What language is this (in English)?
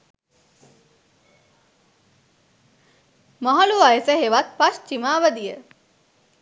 Sinhala